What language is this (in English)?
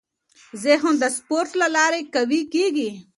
Pashto